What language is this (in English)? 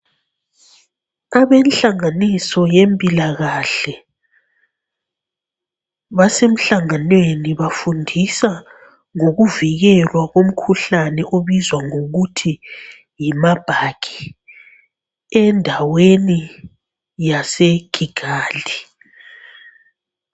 North Ndebele